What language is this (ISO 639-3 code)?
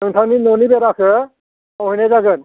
brx